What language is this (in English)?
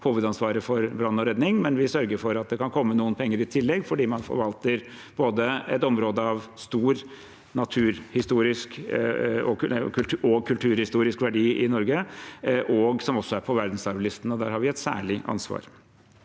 Norwegian